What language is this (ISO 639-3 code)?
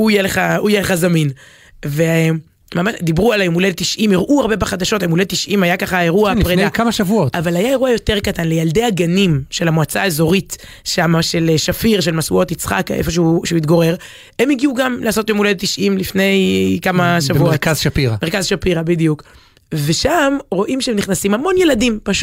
heb